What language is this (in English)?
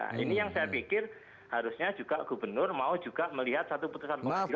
Indonesian